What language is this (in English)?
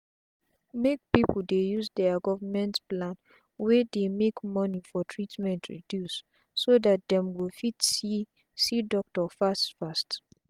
Nigerian Pidgin